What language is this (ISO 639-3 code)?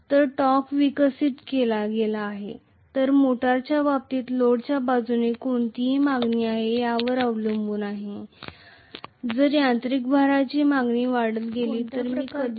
mar